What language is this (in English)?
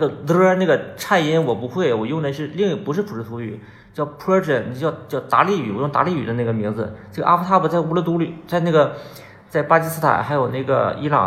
Chinese